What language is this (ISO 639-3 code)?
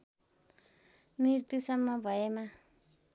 nep